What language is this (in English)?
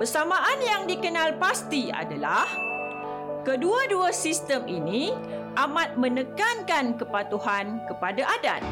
Malay